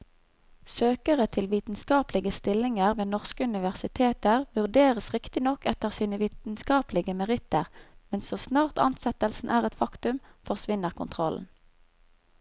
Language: Norwegian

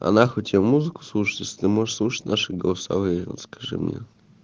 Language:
Russian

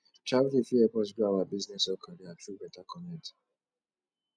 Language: Nigerian Pidgin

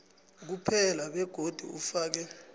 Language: South Ndebele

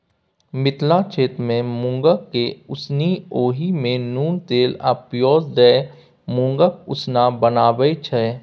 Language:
Maithili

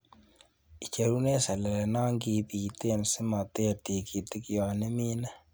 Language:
Kalenjin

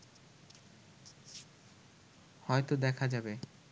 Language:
Bangla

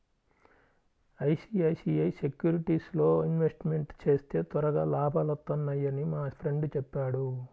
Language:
Telugu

